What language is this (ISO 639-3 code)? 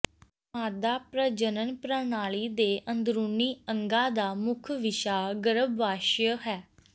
pan